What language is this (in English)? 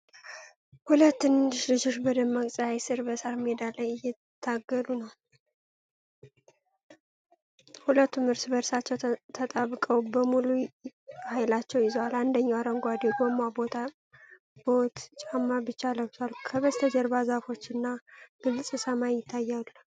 Amharic